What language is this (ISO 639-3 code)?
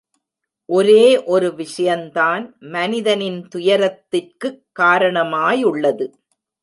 tam